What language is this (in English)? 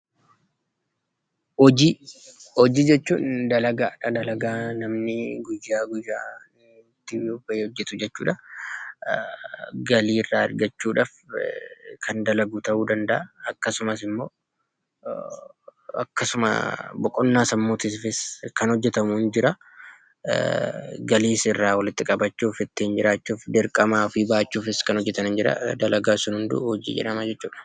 Oromo